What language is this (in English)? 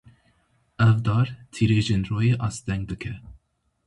Kurdish